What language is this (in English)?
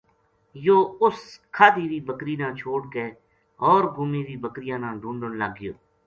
Gujari